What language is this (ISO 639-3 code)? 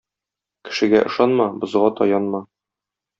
tat